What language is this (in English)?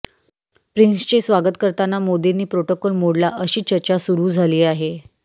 Marathi